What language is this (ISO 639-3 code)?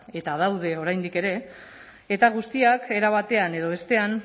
eus